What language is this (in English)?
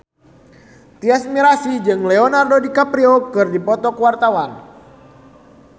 Sundanese